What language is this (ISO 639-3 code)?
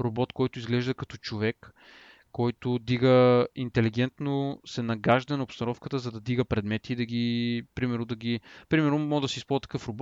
bul